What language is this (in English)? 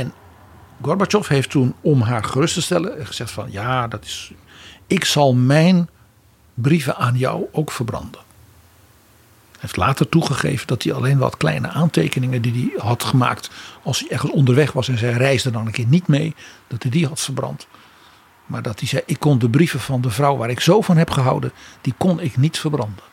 Dutch